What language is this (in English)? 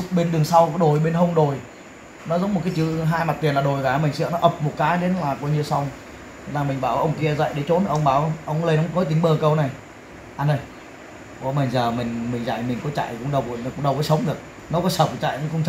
Vietnamese